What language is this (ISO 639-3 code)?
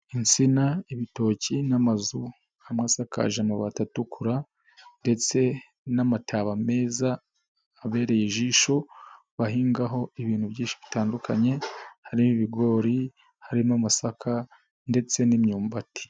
kin